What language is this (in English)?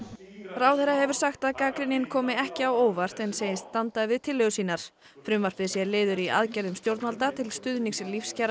Icelandic